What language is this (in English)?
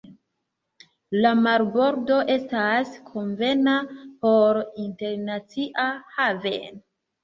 Esperanto